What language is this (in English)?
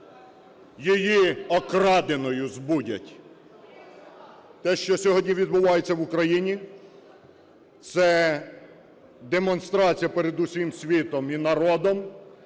Ukrainian